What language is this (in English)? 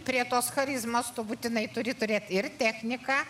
Lithuanian